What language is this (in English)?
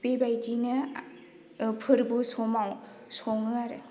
Bodo